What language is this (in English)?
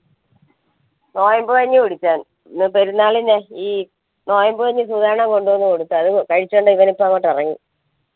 Malayalam